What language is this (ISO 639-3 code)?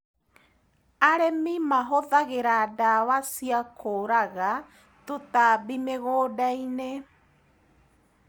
kik